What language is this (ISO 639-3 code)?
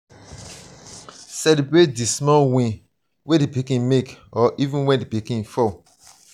pcm